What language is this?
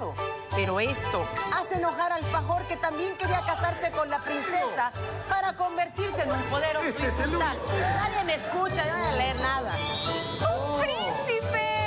Spanish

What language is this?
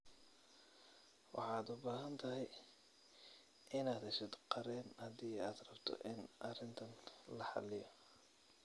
Somali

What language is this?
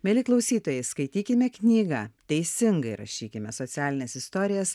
Lithuanian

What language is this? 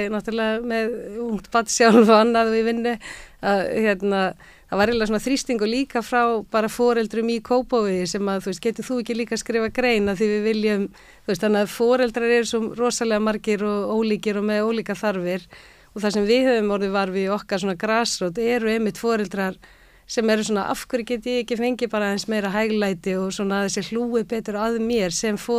Dutch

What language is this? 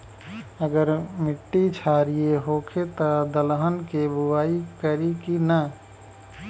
Bhojpuri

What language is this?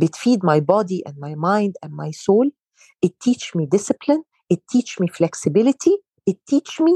Arabic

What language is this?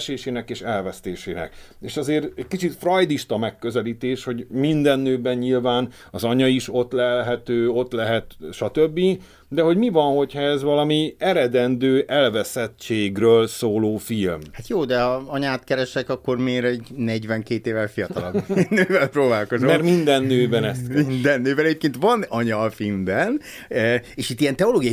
Hungarian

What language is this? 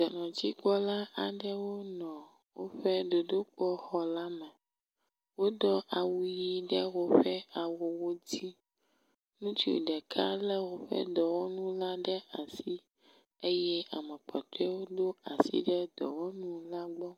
Ewe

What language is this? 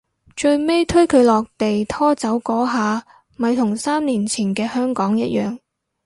Cantonese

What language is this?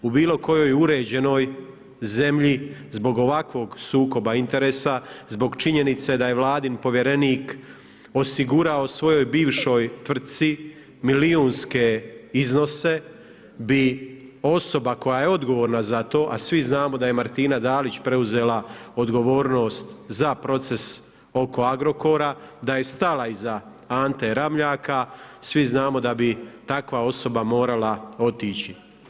Croatian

